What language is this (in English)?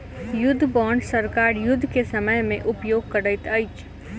Maithili